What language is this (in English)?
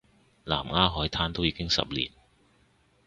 Cantonese